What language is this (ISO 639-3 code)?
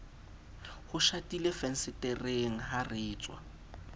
sot